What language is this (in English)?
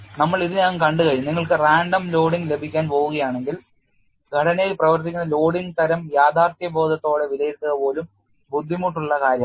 Malayalam